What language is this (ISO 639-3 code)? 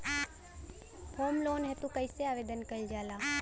bho